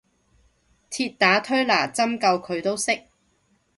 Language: Cantonese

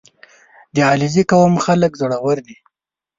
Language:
Pashto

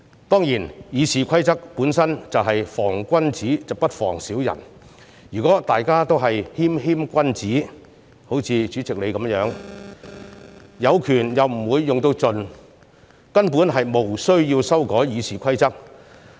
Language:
Cantonese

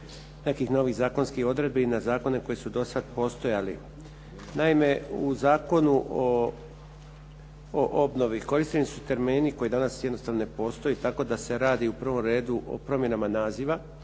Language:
Croatian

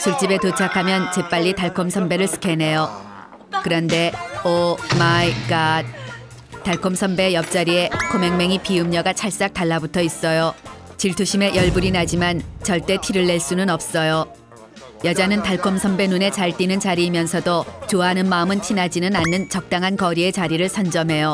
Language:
Korean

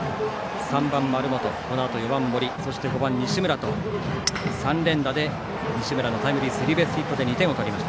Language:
Japanese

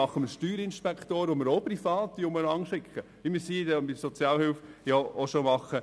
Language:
Swiss German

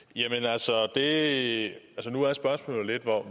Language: Danish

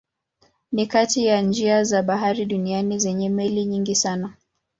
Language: Swahili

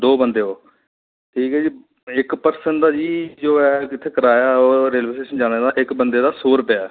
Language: Dogri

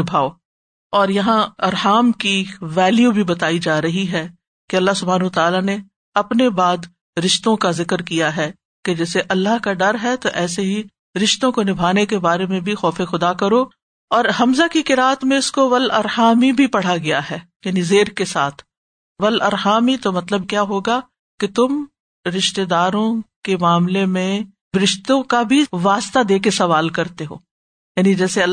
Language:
Urdu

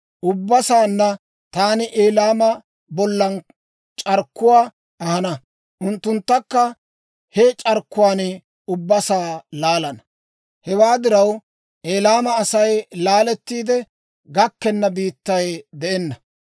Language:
Dawro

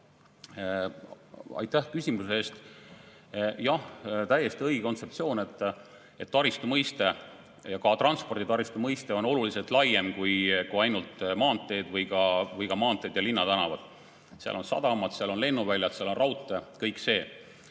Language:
Estonian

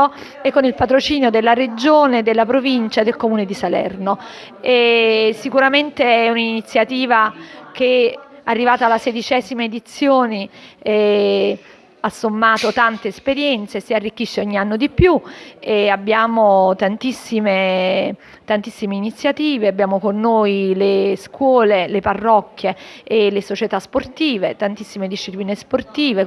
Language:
Italian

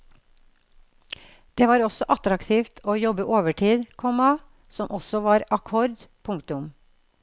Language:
Norwegian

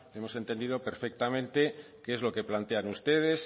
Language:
Spanish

